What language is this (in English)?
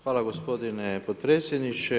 Croatian